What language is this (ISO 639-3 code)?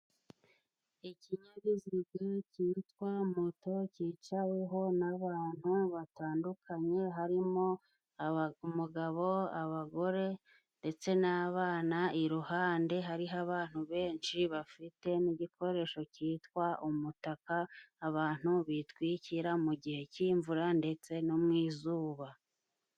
kin